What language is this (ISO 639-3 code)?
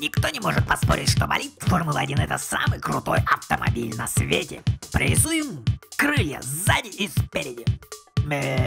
rus